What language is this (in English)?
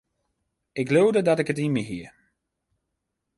Western Frisian